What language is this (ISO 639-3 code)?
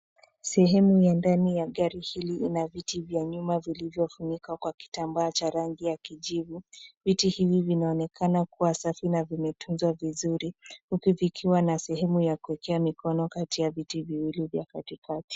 swa